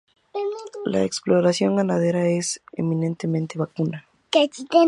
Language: Spanish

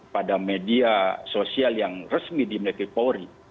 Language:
Indonesian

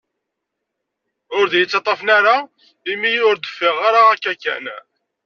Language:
Kabyle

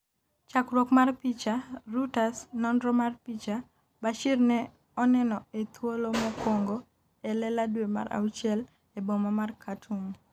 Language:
Luo (Kenya and Tanzania)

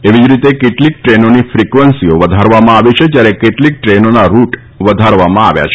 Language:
Gujarati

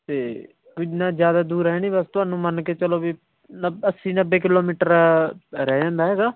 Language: Punjabi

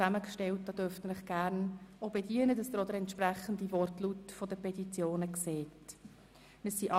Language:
Swiss German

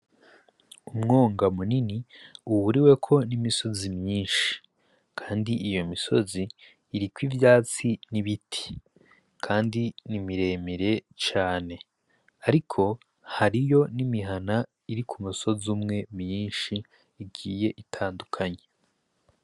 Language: Rundi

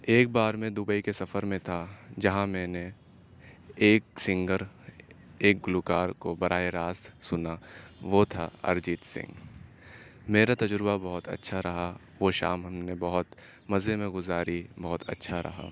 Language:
Urdu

